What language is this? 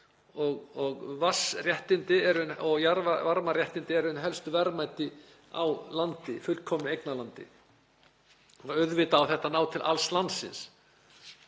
Icelandic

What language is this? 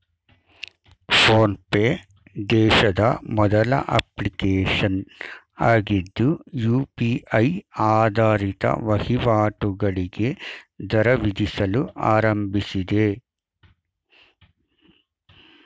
Kannada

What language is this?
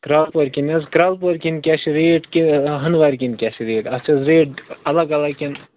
Kashmiri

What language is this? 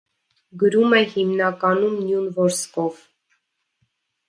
Armenian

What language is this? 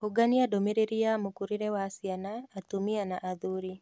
Kikuyu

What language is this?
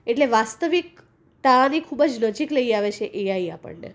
Gujarati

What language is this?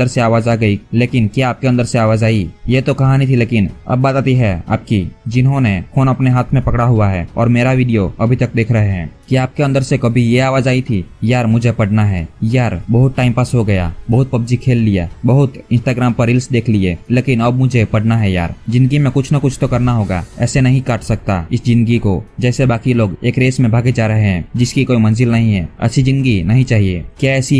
Hindi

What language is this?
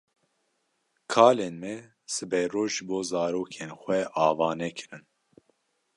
Kurdish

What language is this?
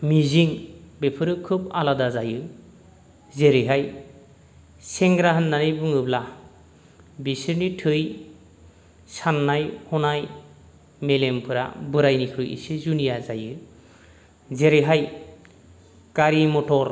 Bodo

